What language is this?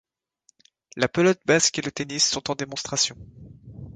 French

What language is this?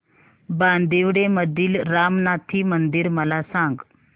Marathi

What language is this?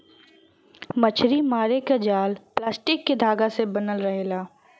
Bhojpuri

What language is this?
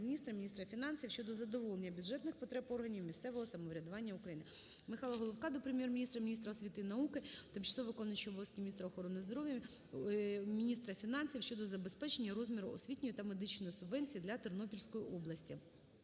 Ukrainian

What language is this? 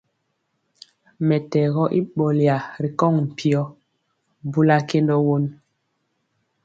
Mpiemo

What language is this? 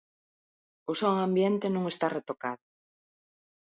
Galician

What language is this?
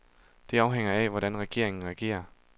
Danish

